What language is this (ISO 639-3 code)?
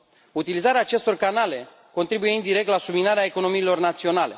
ron